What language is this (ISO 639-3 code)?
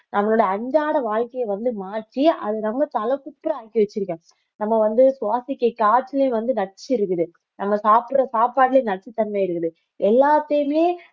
tam